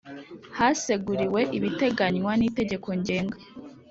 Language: Kinyarwanda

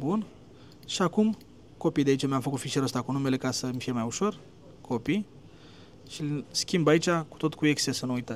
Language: Romanian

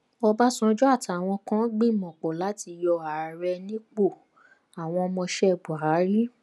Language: Yoruba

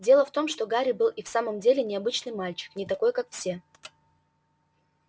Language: Russian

